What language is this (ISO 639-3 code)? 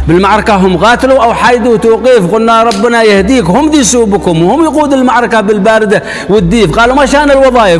ara